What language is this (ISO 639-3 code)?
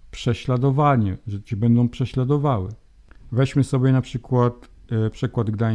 pol